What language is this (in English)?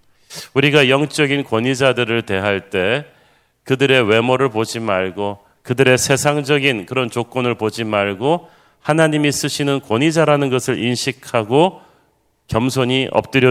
Korean